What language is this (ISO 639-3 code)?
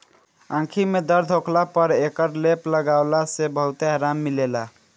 bho